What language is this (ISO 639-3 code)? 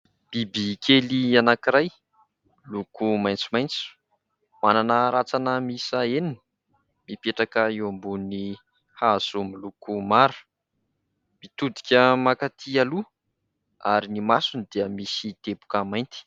mlg